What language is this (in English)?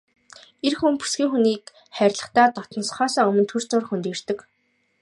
Mongolian